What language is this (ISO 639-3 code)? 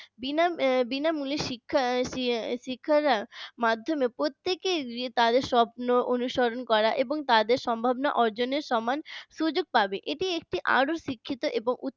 ben